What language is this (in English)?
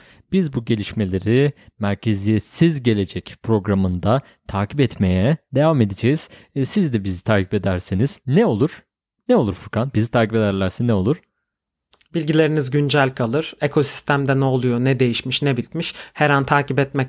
Turkish